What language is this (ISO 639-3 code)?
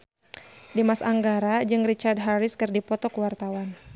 sun